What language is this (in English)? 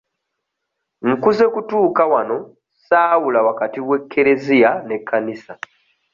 Ganda